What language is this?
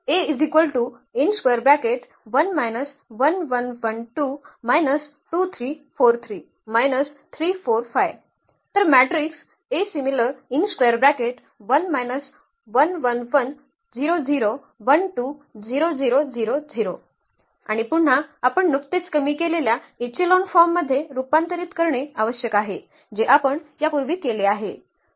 Marathi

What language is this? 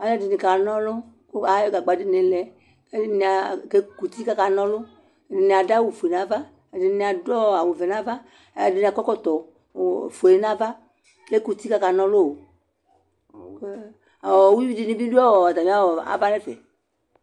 Ikposo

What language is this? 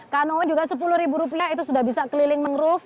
Indonesian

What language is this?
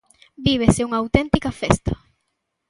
Galician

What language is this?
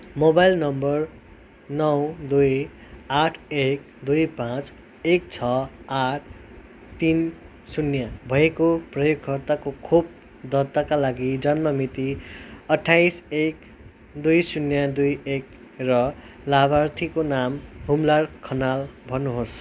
Nepali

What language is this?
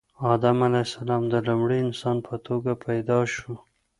Pashto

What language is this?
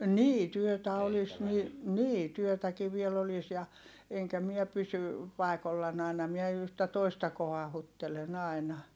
Finnish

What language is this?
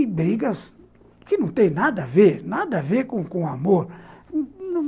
Portuguese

